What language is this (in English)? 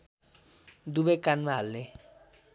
Nepali